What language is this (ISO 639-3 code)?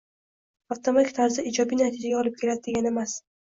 uzb